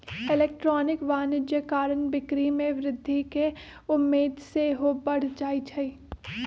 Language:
Magahi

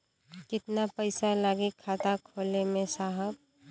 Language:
Bhojpuri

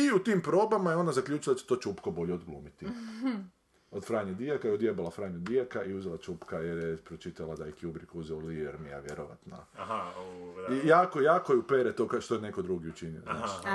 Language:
Croatian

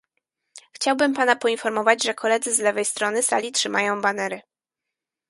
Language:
Polish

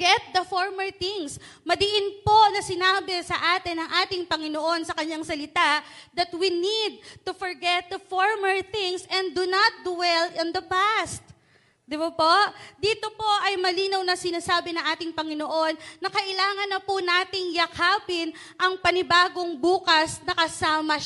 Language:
Filipino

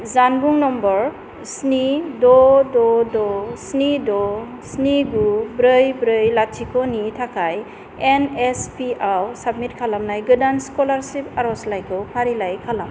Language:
Bodo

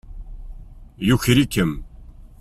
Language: Kabyle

